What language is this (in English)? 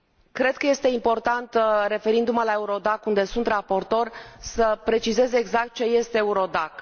Romanian